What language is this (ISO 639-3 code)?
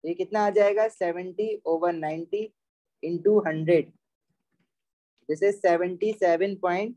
hin